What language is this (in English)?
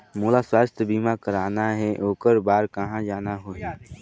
Chhattisgarhi